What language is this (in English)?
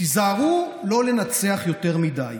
Hebrew